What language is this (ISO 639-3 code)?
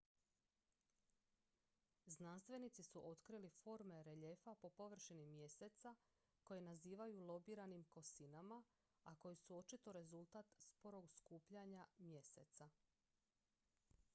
hrv